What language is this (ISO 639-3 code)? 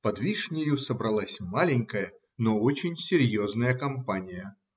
rus